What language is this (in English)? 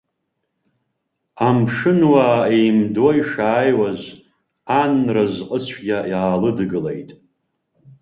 Abkhazian